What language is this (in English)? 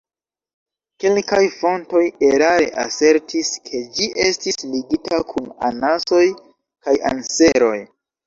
Esperanto